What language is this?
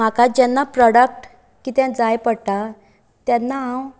Konkani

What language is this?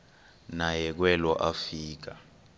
Xhosa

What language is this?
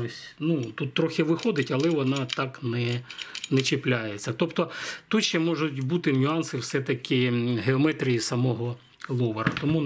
Ukrainian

